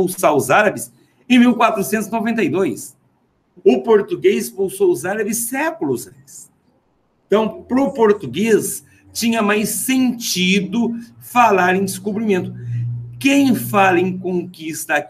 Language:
Portuguese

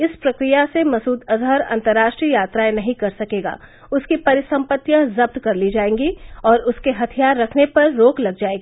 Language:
Hindi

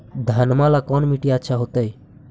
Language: Magahi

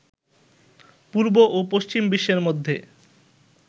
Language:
Bangla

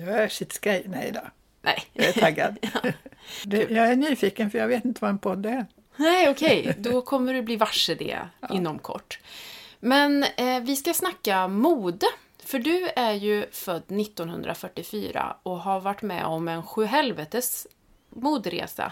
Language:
Swedish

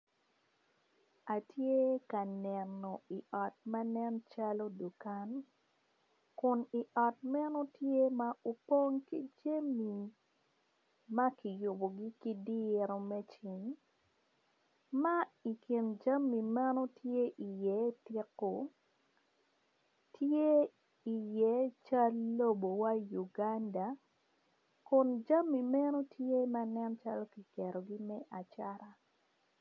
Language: Acoli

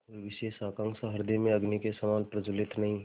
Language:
Hindi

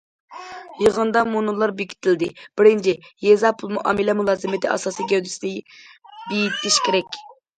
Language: Uyghur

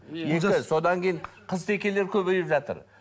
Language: Kazakh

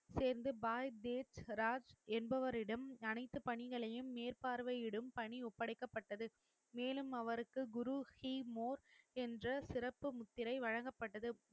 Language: Tamil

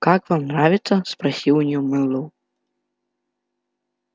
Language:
Russian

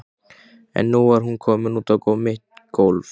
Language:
Icelandic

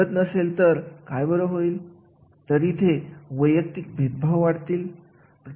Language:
Marathi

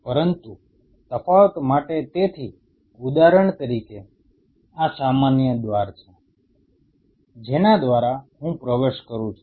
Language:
Gujarati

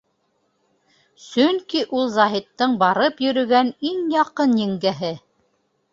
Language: Bashkir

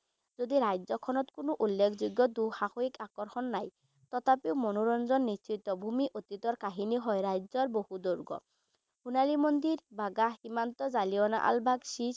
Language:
Assamese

